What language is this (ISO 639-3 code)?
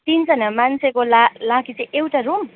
nep